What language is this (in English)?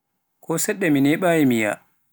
Pular